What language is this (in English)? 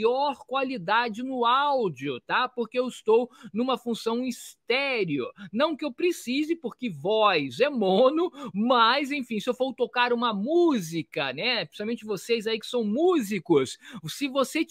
Portuguese